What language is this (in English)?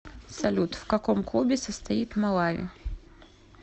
Russian